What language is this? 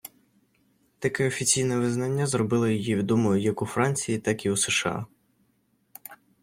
Ukrainian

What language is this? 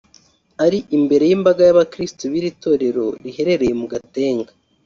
Kinyarwanda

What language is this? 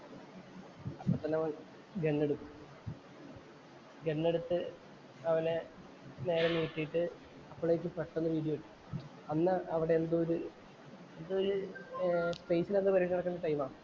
Malayalam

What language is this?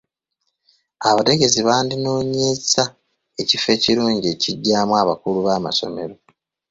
Ganda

